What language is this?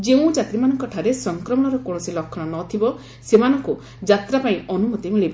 Odia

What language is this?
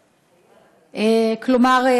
Hebrew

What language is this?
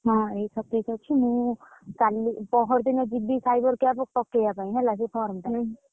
Odia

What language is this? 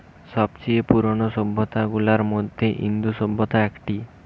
Bangla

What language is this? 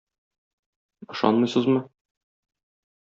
Tatar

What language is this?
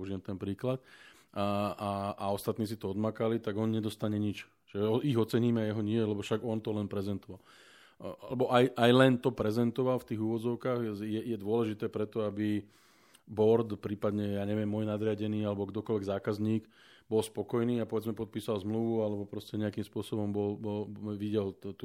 Slovak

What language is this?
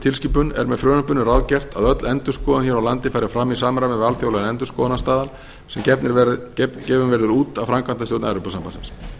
Icelandic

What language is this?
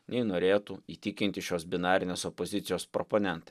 Lithuanian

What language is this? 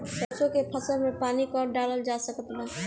Bhojpuri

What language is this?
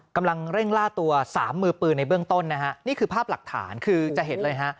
Thai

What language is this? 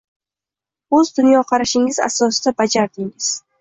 Uzbek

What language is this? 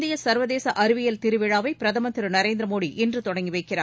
Tamil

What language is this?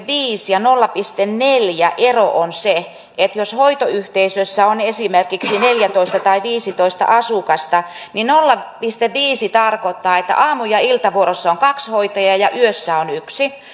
Finnish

